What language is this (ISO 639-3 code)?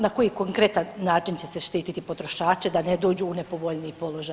hrv